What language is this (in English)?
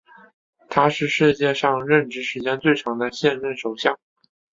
Chinese